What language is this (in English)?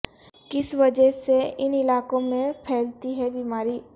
Urdu